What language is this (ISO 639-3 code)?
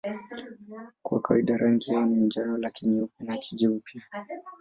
swa